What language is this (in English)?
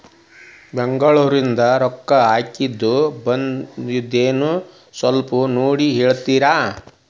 Kannada